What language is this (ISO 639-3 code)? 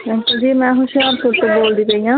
pan